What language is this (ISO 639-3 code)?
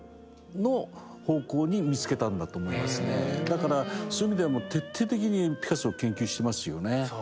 jpn